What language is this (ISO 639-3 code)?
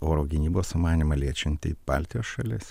lit